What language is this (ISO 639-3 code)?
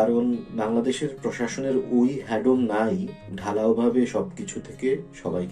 ben